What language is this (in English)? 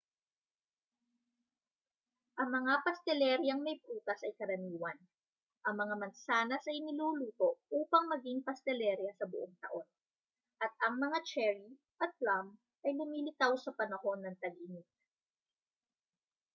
Filipino